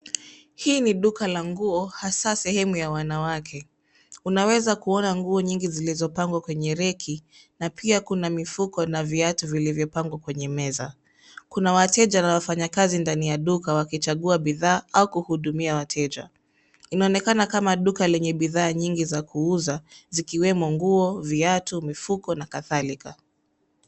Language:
Swahili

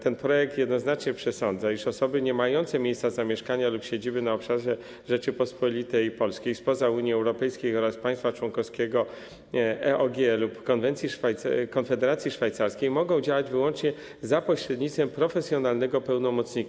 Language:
Polish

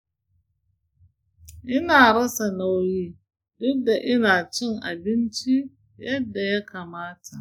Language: Hausa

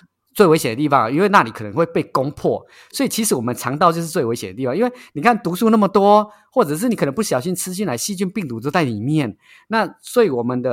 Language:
Chinese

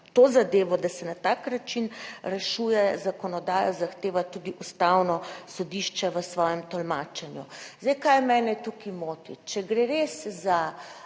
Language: Slovenian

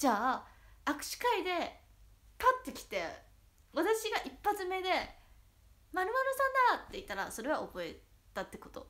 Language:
Japanese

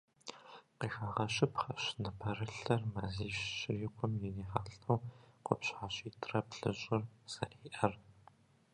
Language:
Kabardian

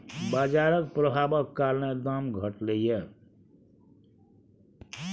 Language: Maithili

